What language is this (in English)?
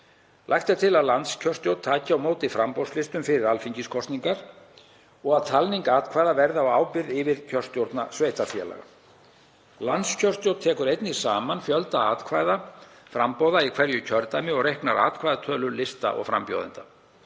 Icelandic